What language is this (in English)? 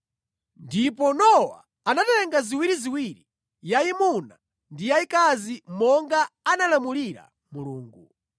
Nyanja